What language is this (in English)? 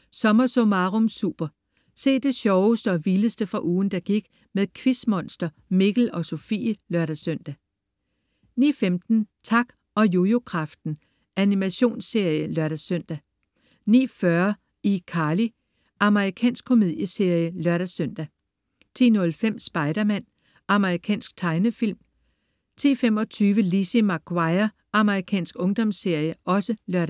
Danish